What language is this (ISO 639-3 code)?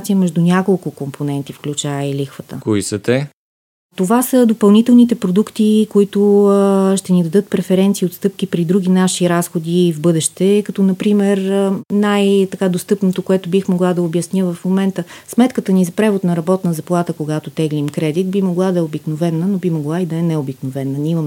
bul